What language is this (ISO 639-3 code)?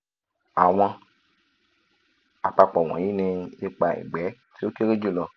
yor